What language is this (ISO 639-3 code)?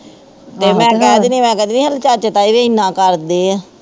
pan